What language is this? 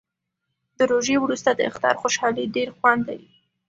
Pashto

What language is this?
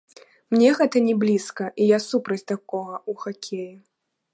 Belarusian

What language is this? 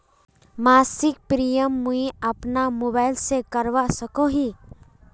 Magahi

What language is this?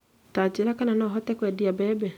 Kikuyu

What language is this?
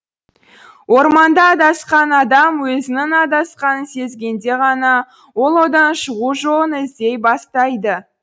Kazakh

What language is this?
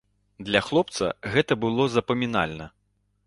Belarusian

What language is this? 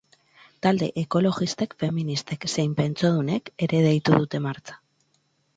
Basque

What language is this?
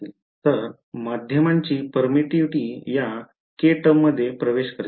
Marathi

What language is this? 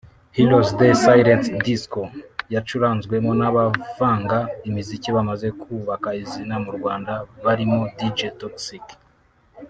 Kinyarwanda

